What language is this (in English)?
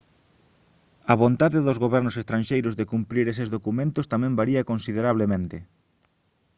Galician